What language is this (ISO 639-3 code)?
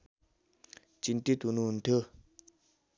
nep